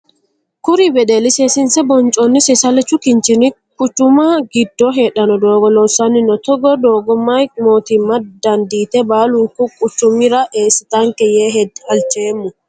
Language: Sidamo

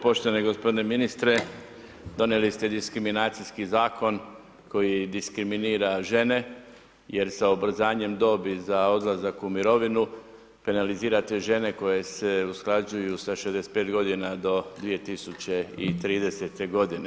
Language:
Croatian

